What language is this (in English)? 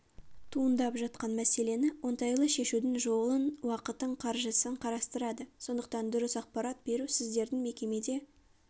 Kazakh